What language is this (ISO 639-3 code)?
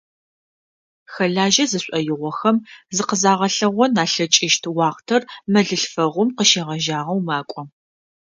ady